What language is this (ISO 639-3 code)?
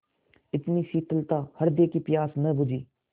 hin